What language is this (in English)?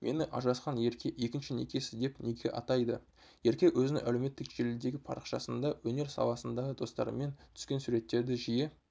Kazakh